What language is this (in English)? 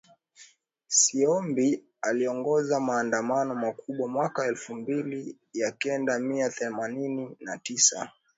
Swahili